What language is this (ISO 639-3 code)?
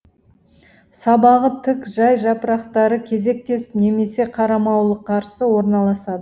kaz